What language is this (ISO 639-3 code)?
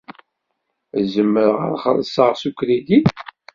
kab